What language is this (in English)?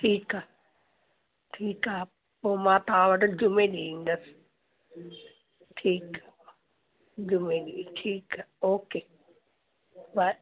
Sindhi